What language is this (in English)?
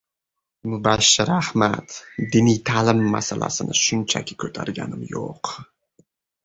Uzbek